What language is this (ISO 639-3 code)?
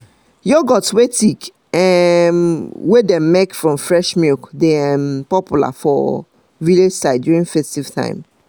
pcm